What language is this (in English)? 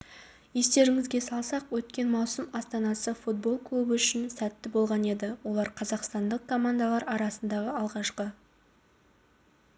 Kazakh